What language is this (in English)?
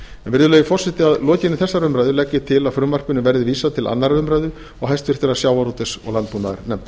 Icelandic